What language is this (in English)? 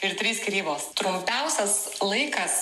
Lithuanian